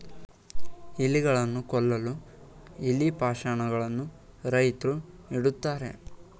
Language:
Kannada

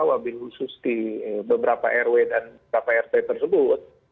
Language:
Indonesian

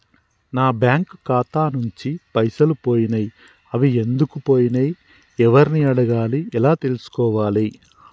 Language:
Telugu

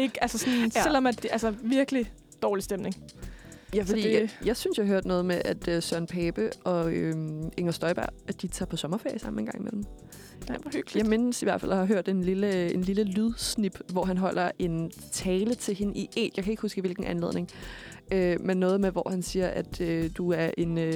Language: Danish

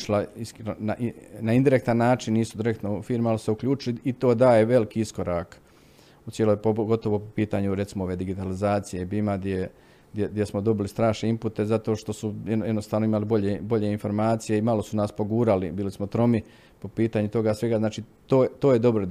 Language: Croatian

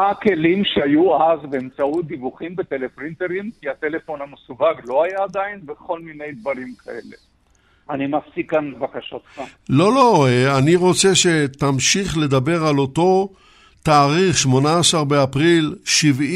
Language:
Hebrew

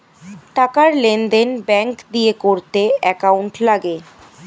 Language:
Bangla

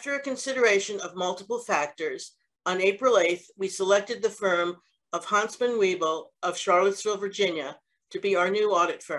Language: English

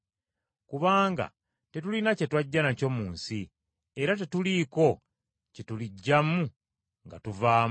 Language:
Ganda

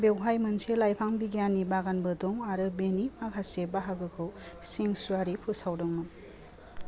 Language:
Bodo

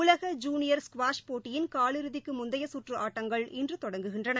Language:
Tamil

